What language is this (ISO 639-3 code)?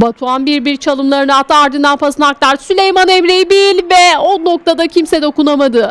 tur